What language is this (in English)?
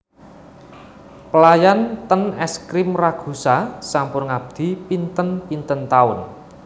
Javanese